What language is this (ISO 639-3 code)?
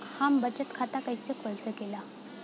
bho